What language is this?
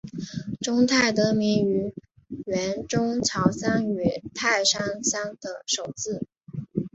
Chinese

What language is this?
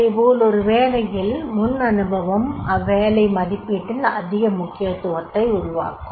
Tamil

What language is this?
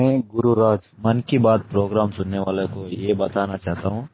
Hindi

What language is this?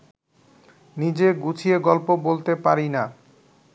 Bangla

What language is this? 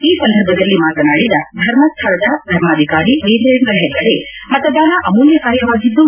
Kannada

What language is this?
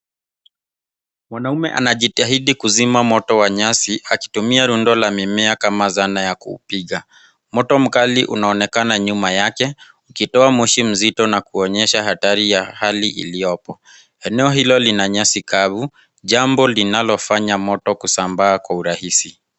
Swahili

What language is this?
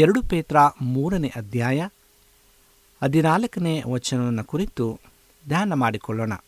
Kannada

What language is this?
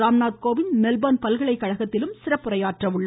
Tamil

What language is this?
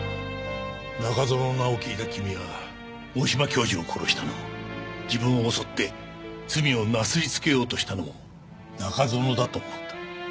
Japanese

